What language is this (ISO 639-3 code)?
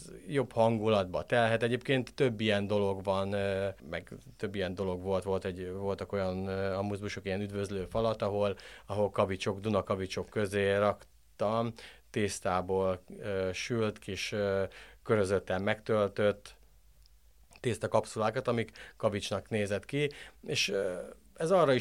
hun